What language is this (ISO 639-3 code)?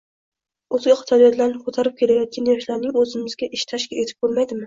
uzb